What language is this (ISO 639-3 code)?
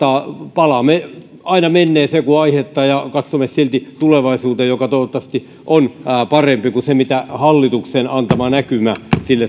fin